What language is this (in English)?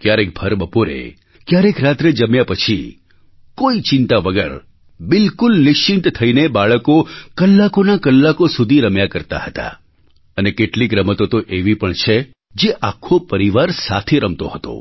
Gujarati